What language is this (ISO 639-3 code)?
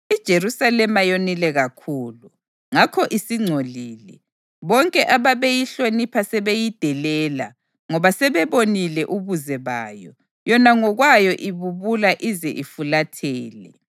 nde